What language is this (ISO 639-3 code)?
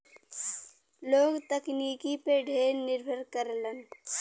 bho